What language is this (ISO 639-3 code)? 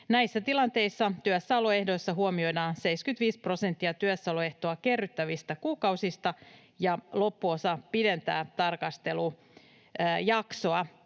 fin